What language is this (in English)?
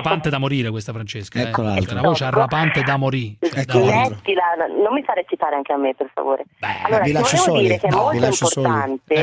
Italian